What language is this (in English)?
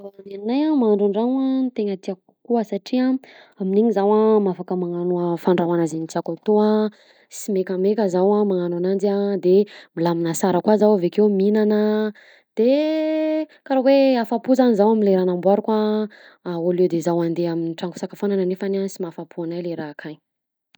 Southern Betsimisaraka Malagasy